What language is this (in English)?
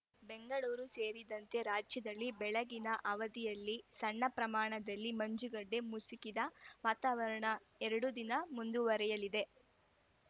Kannada